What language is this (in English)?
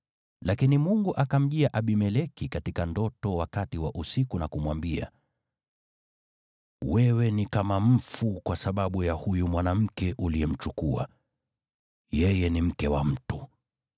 Swahili